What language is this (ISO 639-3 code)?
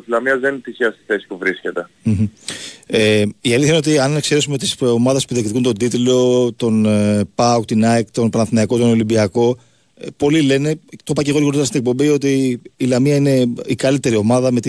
ell